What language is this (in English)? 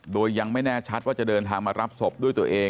Thai